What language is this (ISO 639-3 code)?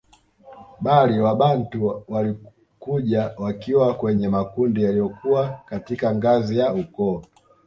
swa